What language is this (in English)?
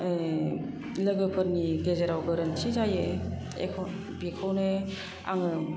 Bodo